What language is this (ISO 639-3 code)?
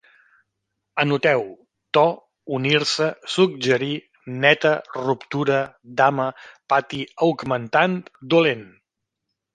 cat